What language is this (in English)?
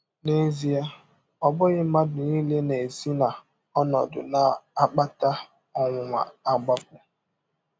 Igbo